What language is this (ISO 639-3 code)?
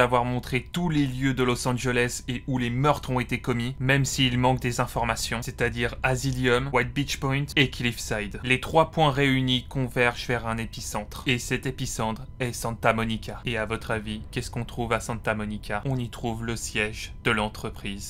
fra